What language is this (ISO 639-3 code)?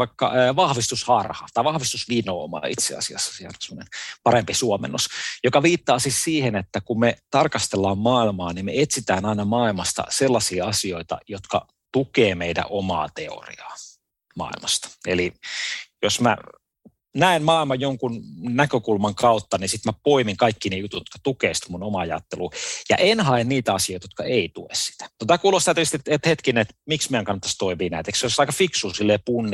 fin